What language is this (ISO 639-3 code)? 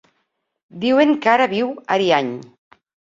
cat